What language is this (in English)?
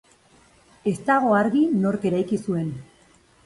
Basque